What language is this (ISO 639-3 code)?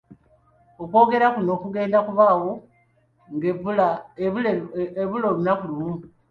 lug